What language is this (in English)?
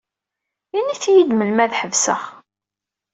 Kabyle